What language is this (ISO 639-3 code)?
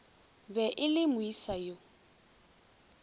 nso